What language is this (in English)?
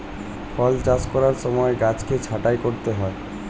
Bangla